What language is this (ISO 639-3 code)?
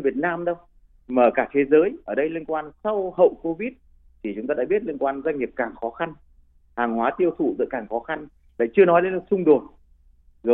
vie